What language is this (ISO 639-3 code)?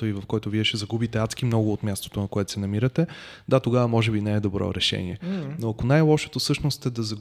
bul